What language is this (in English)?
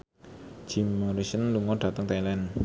Javanese